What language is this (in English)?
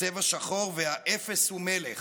Hebrew